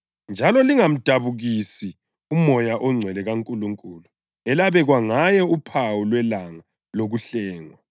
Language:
North Ndebele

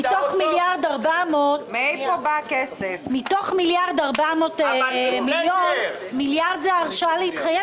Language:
Hebrew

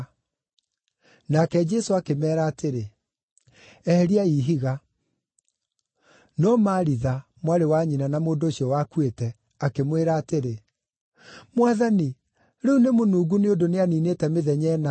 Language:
Kikuyu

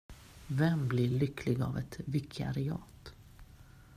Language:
Swedish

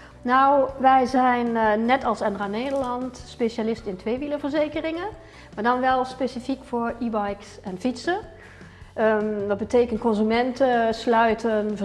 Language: Dutch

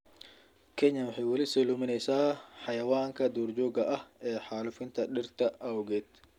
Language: Somali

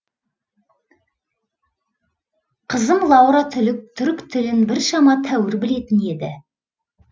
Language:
Kazakh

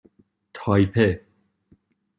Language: Persian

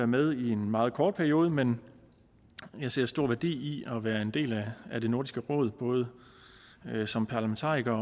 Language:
Danish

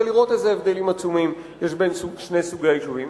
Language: Hebrew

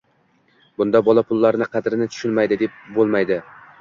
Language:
Uzbek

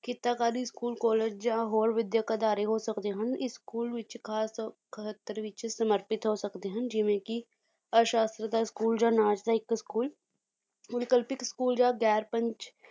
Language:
Punjabi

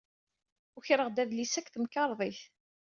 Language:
Kabyle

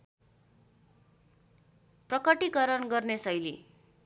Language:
Nepali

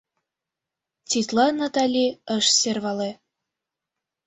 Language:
Mari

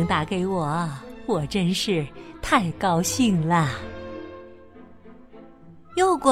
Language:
Chinese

